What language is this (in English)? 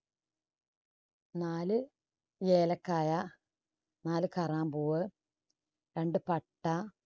Malayalam